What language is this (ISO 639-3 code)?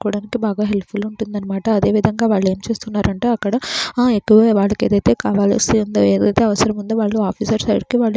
tel